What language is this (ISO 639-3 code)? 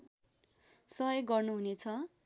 nep